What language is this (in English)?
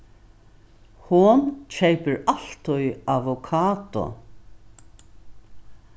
Faroese